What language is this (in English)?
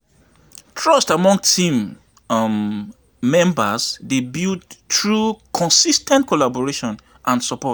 Nigerian Pidgin